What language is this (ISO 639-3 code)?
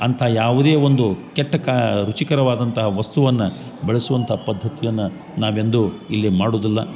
kan